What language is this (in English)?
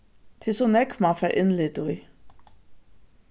Faroese